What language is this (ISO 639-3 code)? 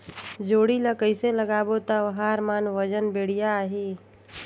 hne